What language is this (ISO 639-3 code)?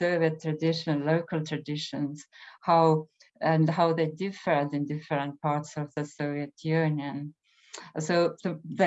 eng